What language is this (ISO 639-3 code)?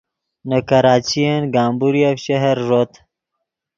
ydg